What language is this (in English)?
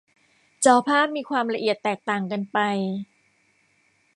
Thai